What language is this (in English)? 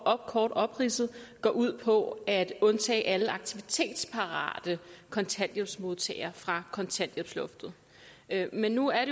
Danish